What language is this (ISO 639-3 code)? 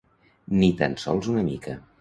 cat